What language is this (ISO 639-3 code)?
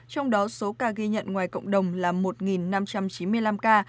vie